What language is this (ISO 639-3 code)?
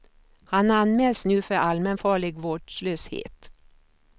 swe